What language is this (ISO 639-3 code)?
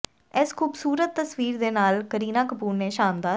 pan